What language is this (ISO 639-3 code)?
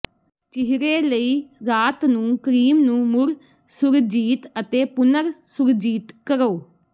pan